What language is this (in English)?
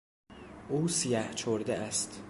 Persian